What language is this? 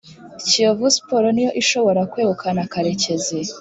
Kinyarwanda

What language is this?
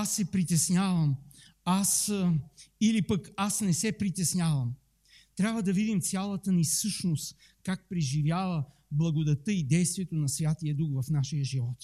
Bulgarian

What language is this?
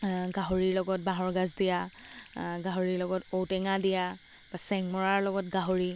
Assamese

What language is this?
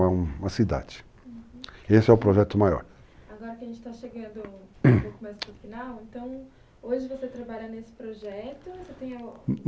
Portuguese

